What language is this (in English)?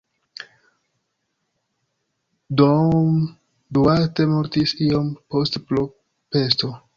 Esperanto